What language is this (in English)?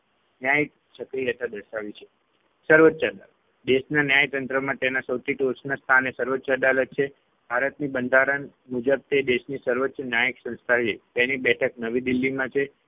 Gujarati